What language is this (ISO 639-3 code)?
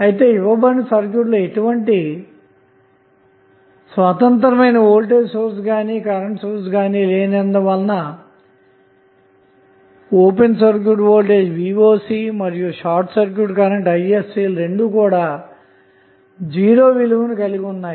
tel